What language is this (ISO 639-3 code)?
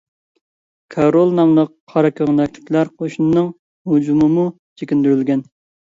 uig